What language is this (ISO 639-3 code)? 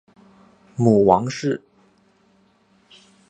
zho